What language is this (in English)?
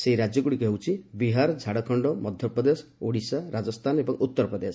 Odia